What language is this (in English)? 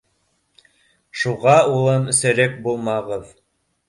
Bashkir